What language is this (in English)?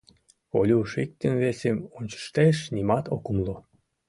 Mari